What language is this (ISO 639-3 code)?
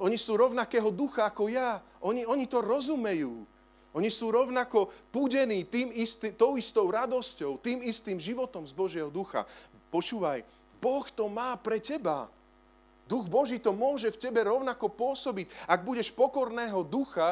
slk